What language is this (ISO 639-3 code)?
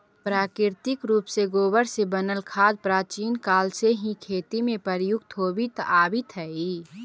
mag